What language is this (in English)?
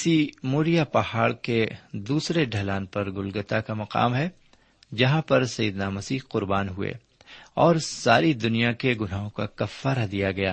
Urdu